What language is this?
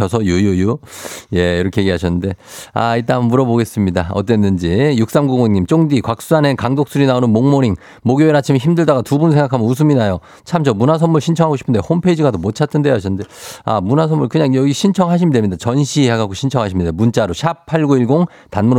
Korean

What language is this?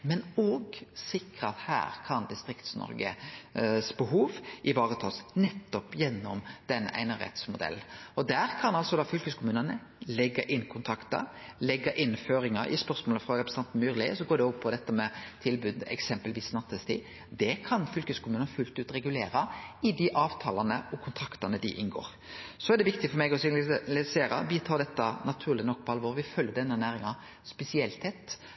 Norwegian Nynorsk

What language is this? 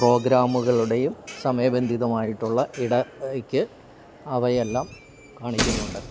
Malayalam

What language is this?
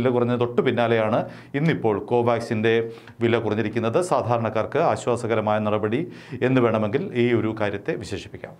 Turkish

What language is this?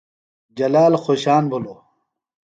Phalura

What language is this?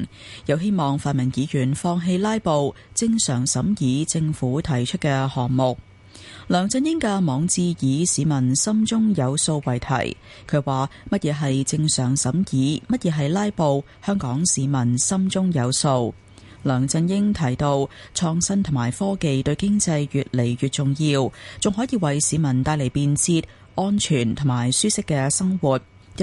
Chinese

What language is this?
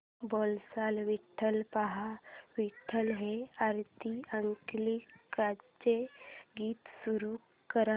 Marathi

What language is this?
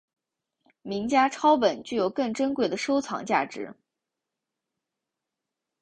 Chinese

